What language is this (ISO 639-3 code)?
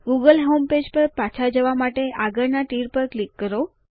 guj